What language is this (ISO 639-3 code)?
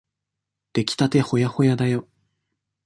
jpn